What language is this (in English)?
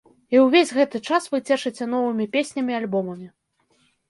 Belarusian